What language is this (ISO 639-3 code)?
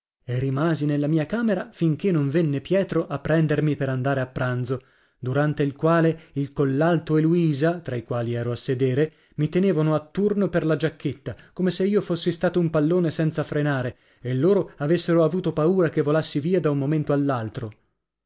ita